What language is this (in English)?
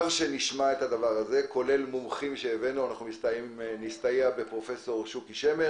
Hebrew